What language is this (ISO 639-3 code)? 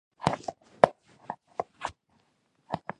pus